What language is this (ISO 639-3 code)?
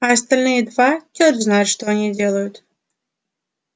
rus